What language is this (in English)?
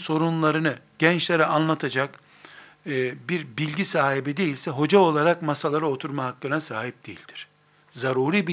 Turkish